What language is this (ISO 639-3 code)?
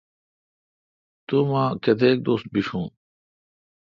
xka